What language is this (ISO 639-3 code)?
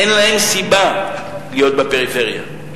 heb